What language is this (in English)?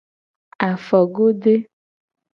Gen